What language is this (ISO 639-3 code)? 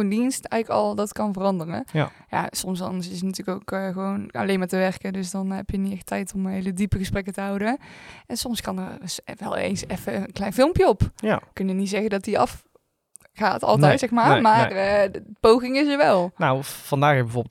nld